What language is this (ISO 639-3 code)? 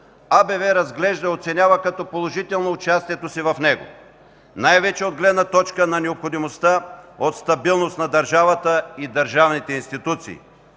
bul